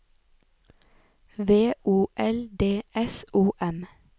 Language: Norwegian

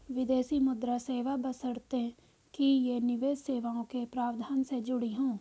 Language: Hindi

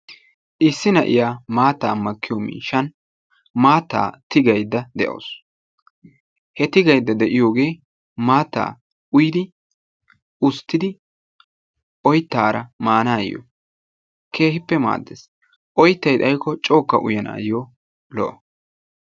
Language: Wolaytta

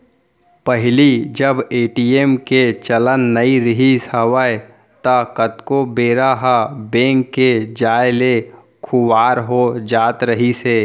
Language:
Chhattisgarhi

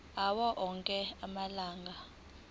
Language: Zulu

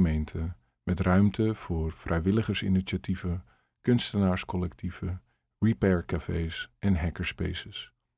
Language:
Dutch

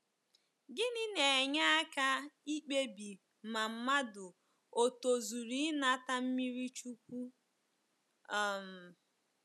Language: Igbo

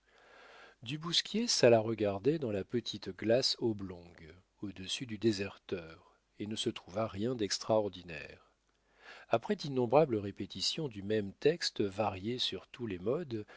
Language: French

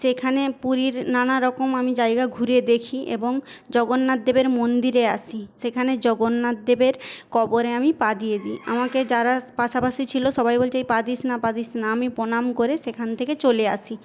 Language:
Bangla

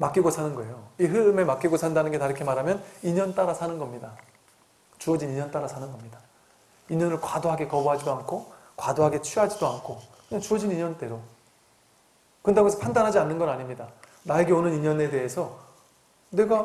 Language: Korean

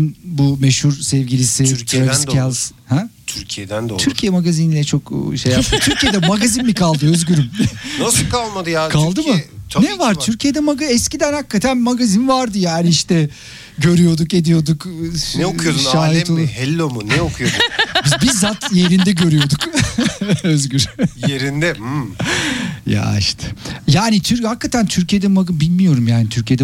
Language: Turkish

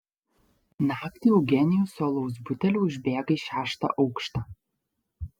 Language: Lithuanian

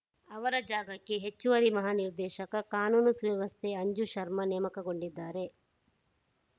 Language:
Kannada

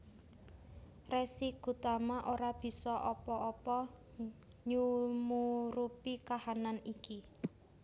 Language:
Javanese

